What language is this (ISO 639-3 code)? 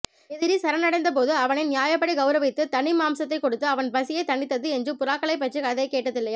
tam